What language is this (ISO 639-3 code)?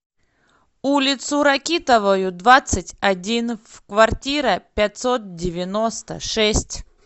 rus